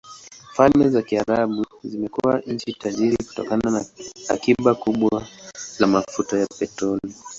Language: Swahili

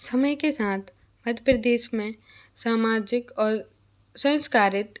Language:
Hindi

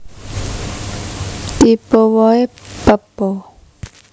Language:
Javanese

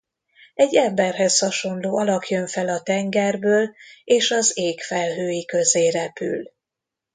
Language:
Hungarian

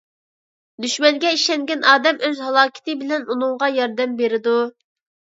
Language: Uyghur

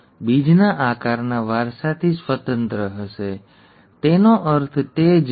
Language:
Gujarati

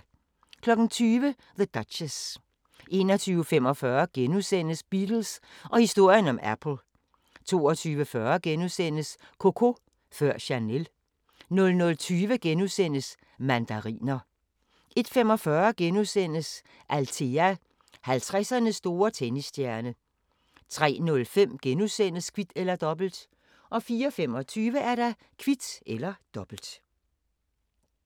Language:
Danish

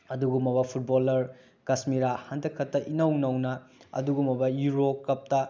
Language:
Manipuri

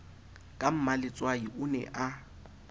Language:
Southern Sotho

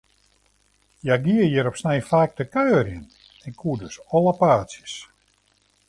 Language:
Western Frisian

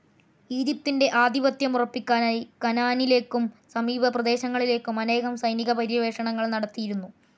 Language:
Malayalam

